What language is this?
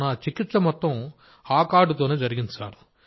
Telugu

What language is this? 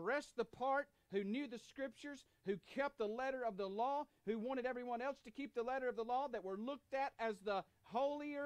English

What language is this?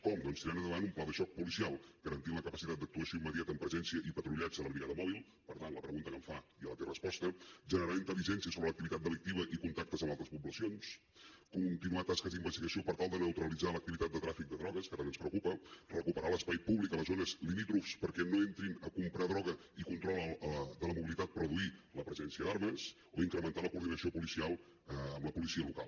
Catalan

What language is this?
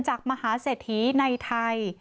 Thai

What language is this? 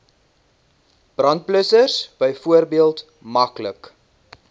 Afrikaans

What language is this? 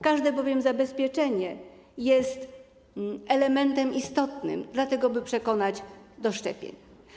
Polish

